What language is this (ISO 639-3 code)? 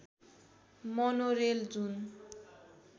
nep